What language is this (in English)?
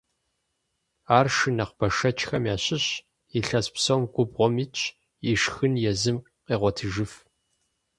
Kabardian